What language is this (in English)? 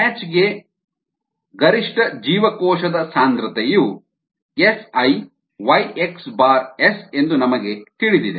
Kannada